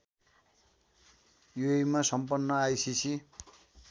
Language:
Nepali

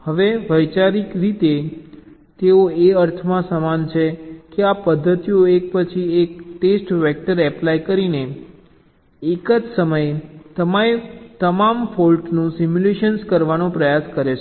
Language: Gujarati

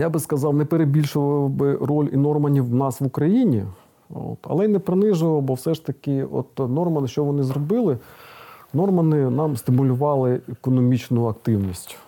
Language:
Ukrainian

